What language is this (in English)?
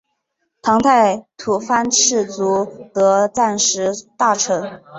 Chinese